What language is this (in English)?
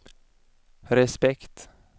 Swedish